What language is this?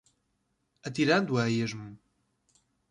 Portuguese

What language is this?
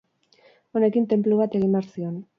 Basque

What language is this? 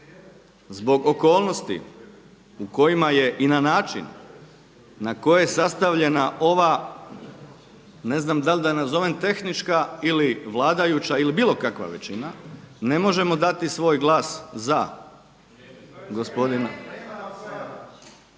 Croatian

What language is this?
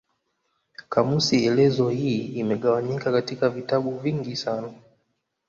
Swahili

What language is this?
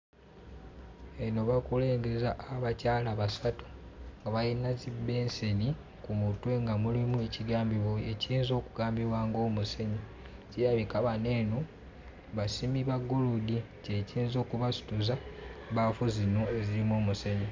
Ganda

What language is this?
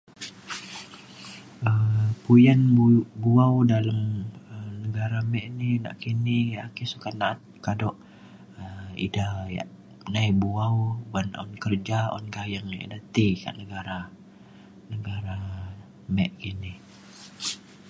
Mainstream Kenyah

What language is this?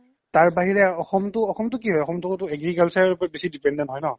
Assamese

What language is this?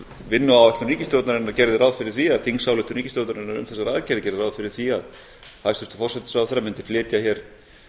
Icelandic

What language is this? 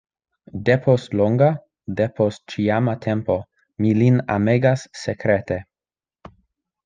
Esperanto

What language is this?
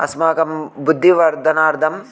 Sanskrit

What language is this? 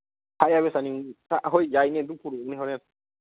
Manipuri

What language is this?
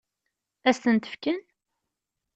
Kabyle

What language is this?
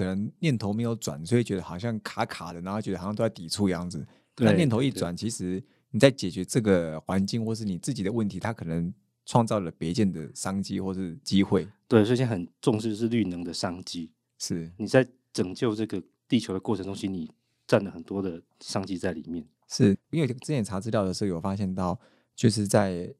Chinese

